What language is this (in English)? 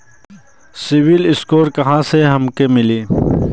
Bhojpuri